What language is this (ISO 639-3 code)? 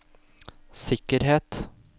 nor